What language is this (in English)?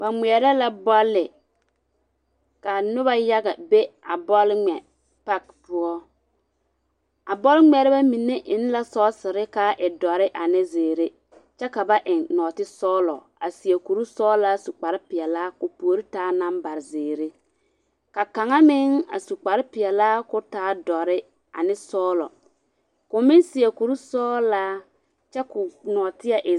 Southern Dagaare